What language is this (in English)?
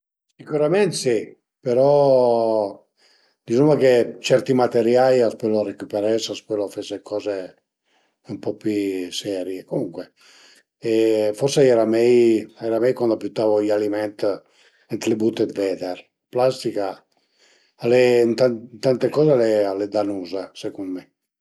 Piedmontese